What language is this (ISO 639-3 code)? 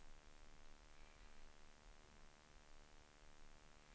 swe